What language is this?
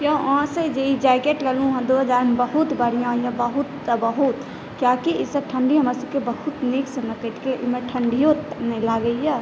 Maithili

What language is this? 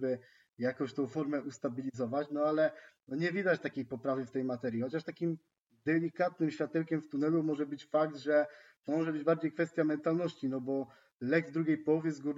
Polish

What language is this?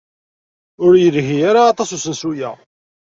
Kabyle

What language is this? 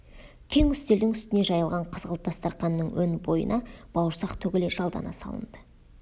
Kazakh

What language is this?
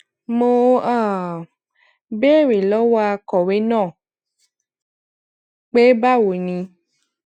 Yoruba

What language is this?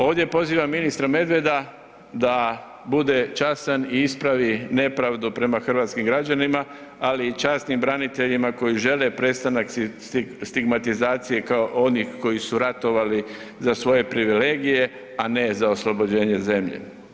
Croatian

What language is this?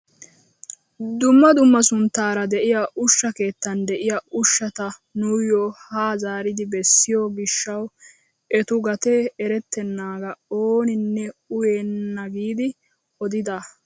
Wolaytta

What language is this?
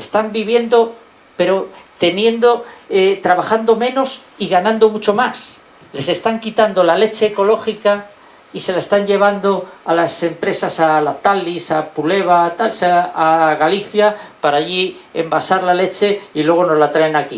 Spanish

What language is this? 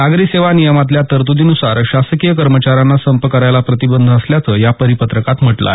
Marathi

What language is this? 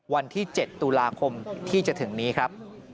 Thai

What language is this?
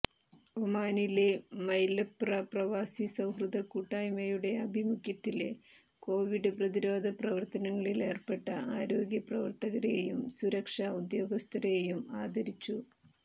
Malayalam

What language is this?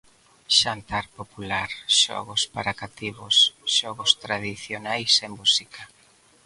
Galician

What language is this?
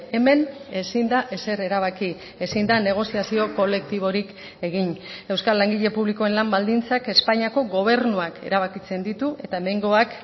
Basque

